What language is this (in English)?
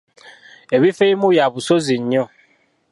Ganda